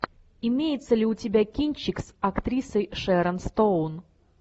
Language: Russian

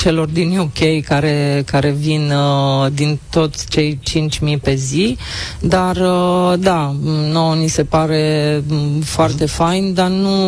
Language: Romanian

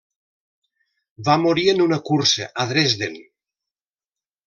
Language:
Catalan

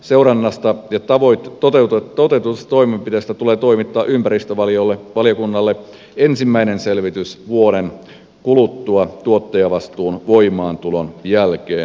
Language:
Finnish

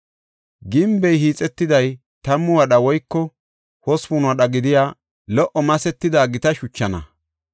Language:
Gofa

